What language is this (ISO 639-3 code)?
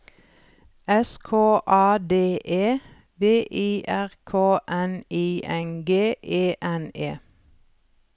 nor